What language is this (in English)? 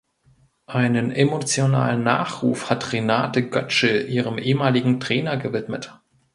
German